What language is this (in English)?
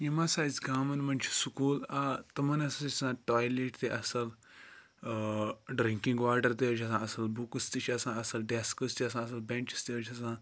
Kashmiri